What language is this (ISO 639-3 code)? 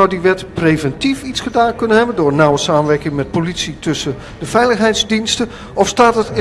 nld